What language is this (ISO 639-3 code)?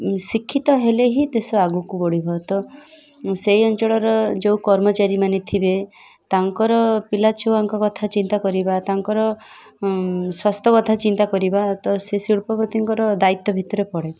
ori